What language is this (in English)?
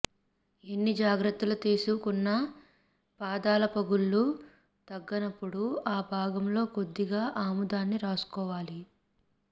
Telugu